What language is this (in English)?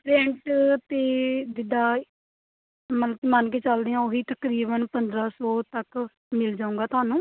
Punjabi